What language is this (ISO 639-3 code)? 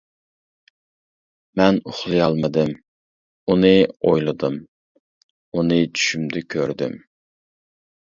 uig